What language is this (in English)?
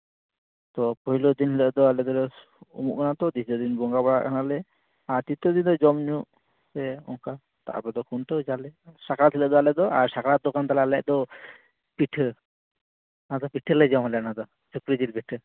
Santali